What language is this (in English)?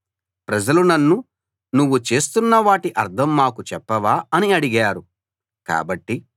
Telugu